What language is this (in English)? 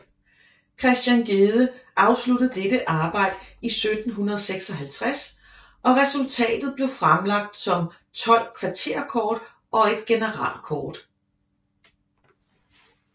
Danish